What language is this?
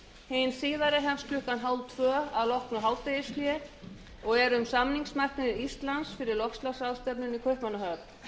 Icelandic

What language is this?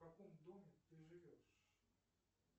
Russian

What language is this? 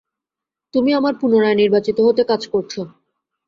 Bangla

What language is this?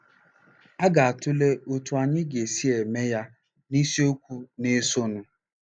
Igbo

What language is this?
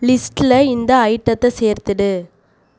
Tamil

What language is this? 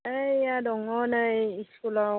Bodo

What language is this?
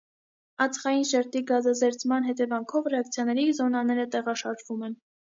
Armenian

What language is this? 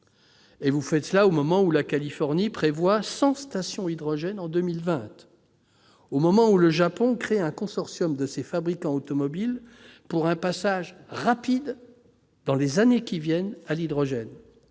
French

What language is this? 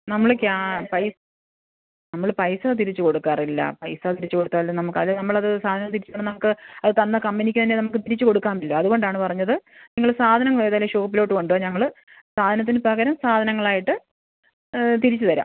Malayalam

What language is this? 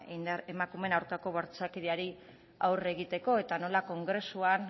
Basque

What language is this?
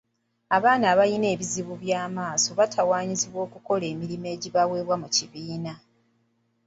Ganda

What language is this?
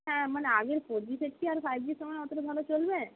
Bangla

